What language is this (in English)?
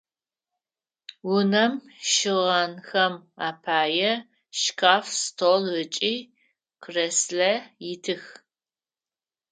Adyghe